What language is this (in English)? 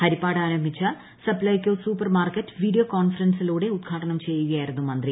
Malayalam